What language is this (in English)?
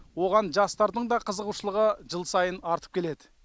Kazakh